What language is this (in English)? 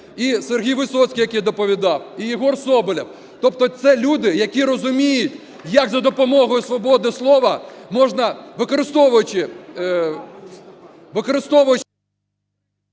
Ukrainian